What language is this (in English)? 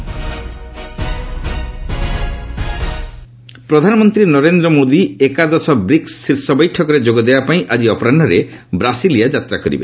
Odia